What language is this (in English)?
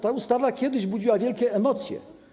Polish